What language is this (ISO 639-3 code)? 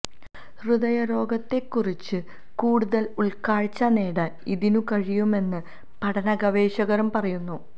mal